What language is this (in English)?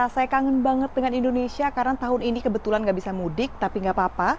Indonesian